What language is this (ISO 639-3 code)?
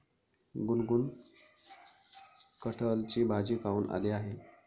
mar